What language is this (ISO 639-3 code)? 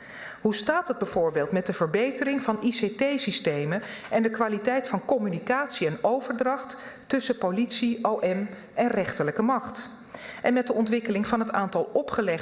nld